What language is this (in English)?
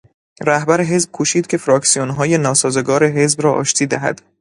Persian